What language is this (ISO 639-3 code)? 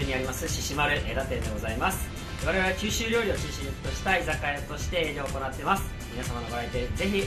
jpn